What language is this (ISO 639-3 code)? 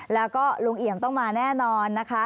tha